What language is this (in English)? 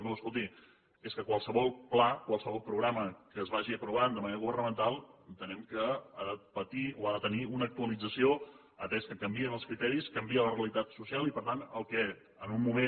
Catalan